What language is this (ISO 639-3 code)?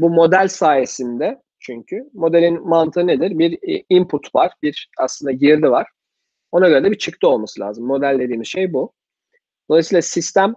tur